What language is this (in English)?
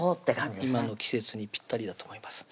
Japanese